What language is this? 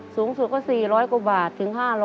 Thai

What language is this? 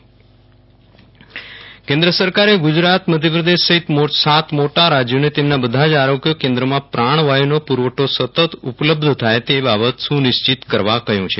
Gujarati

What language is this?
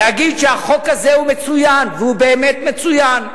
Hebrew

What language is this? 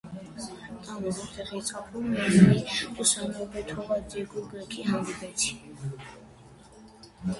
Armenian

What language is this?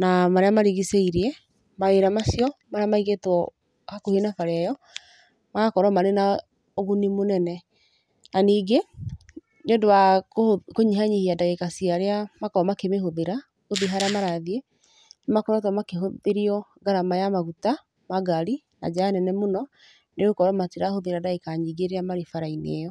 Kikuyu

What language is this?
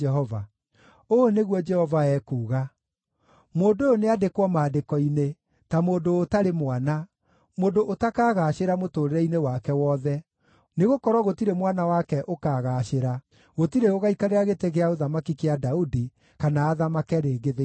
Kikuyu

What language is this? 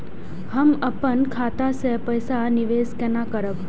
Maithili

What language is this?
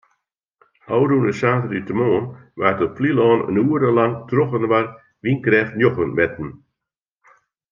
Western Frisian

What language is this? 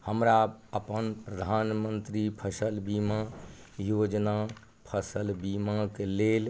Maithili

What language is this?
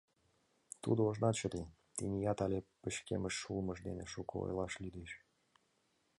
Mari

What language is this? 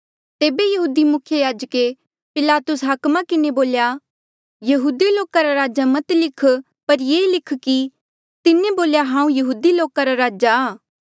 Mandeali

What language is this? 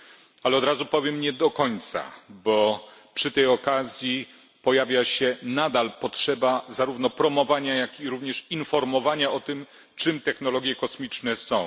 Polish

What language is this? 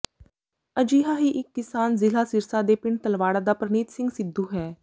Punjabi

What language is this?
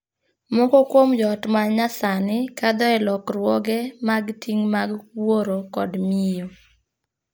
Luo (Kenya and Tanzania)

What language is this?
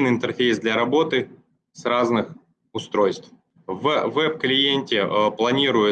Russian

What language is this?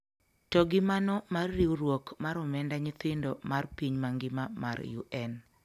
Luo (Kenya and Tanzania)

